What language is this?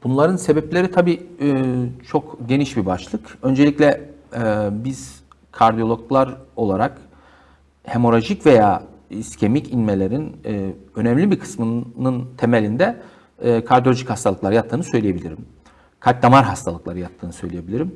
Turkish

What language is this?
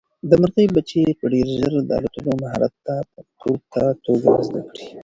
Pashto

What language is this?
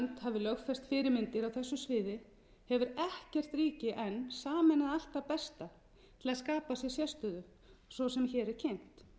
Icelandic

